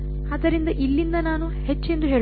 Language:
Kannada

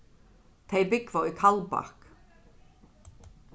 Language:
Faroese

